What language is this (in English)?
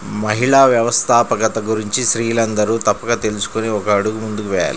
Telugu